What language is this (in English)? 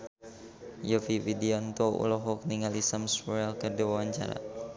Sundanese